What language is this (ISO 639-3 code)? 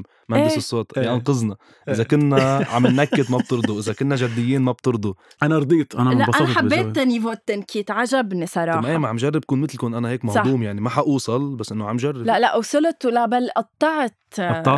ara